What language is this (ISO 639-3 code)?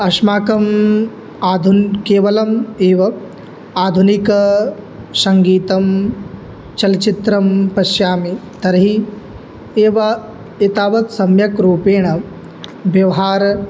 san